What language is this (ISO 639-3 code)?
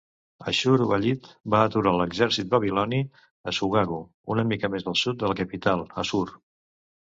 cat